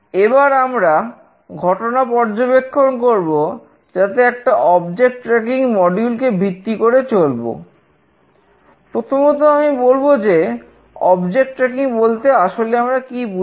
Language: Bangla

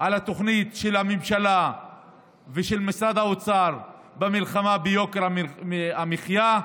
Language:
Hebrew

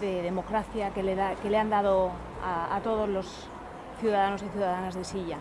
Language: Spanish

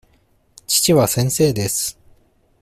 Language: Japanese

